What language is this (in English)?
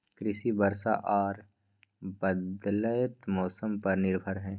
Maithili